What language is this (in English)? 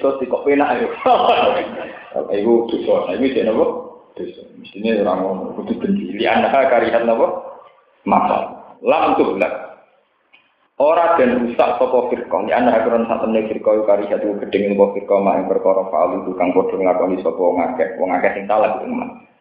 Indonesian